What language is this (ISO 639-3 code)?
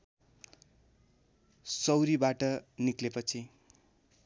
nep